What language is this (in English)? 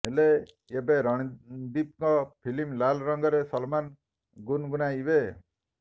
Odia